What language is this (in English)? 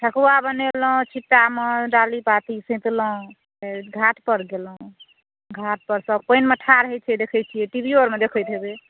Maithili